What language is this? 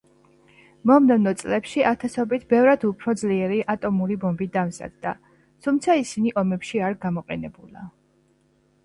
Georgian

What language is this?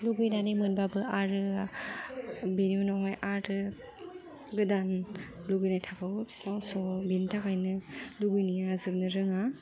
Bodo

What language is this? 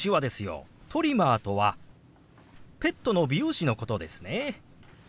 Japanese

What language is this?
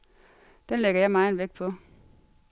Danish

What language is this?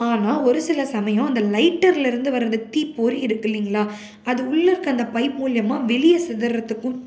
Tamil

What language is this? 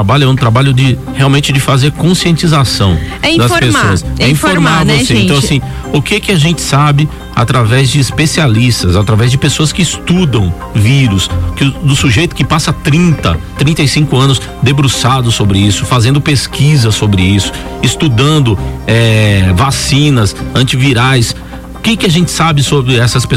Portuguese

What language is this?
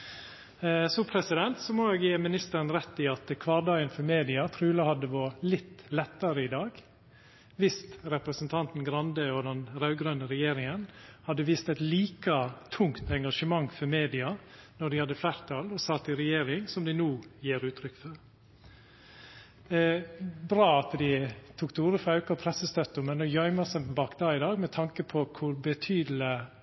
Norwegian Nynorsk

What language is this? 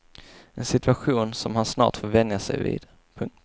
Swedish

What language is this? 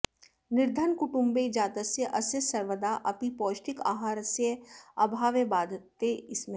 Sanskrit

